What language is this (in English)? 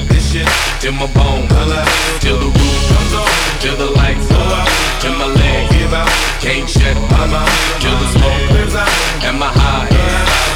Greek